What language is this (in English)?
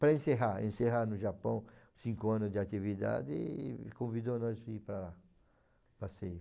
Portuguese